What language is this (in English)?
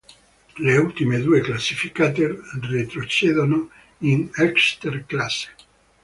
Italian